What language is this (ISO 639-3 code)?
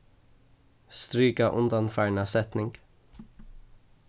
fao